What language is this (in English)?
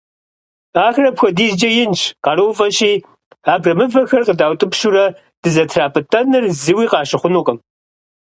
Kabardian